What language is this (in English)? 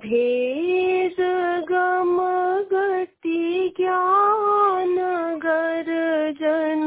Hindi